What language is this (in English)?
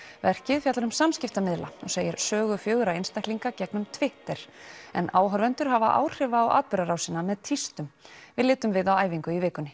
Icelandic